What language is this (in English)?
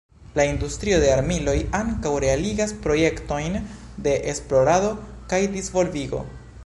Esperanto